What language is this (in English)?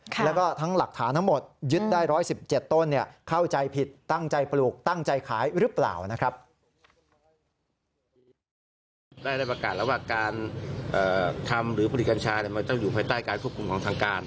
Thai